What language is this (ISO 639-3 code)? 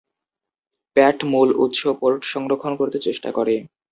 ben